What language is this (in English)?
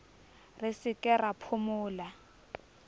Southern Sotho